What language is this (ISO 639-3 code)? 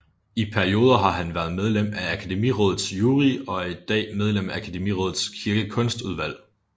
dan